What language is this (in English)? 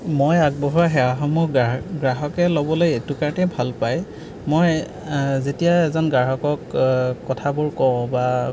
Assamese